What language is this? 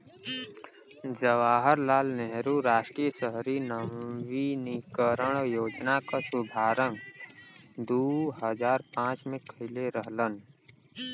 Bhojpuri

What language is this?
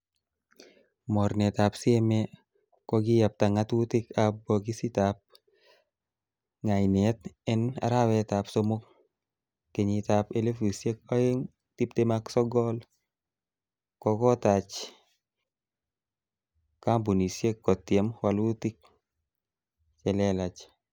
Kalenjin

